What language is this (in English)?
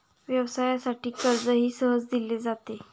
Marathi